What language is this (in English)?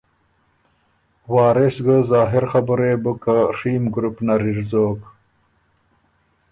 Ormuri